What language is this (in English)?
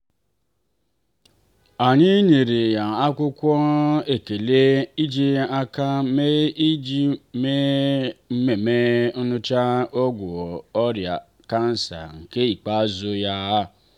Igbo